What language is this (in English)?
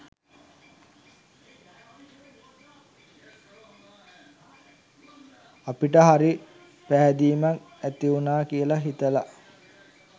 Sinhala